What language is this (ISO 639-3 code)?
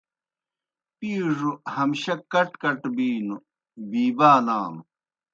plk